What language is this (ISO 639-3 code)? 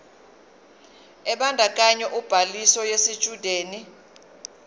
zul